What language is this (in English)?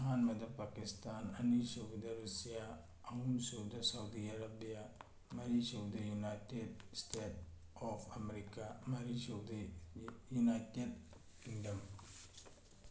Manipuri